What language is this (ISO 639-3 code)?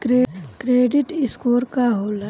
bho